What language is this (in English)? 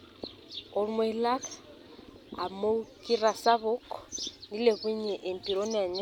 Masai